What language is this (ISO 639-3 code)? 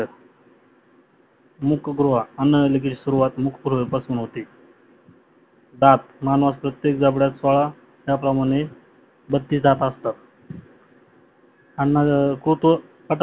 mar